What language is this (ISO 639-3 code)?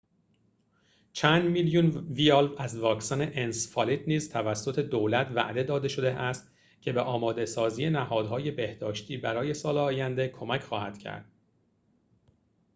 fas